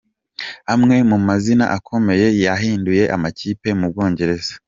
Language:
Kinyarwanda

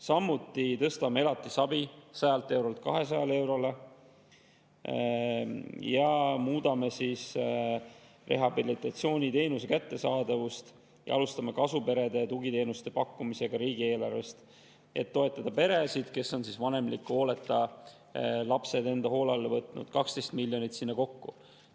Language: Estonian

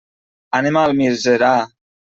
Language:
Catalan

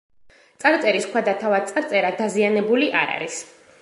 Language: Georgian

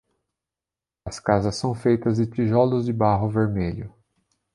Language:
Portuguese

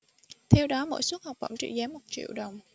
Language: Vietnamese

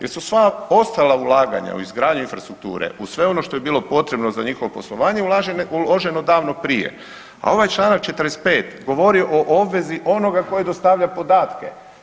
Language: Croatian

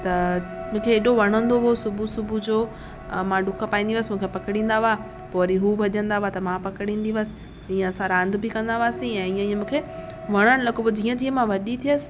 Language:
Sindhi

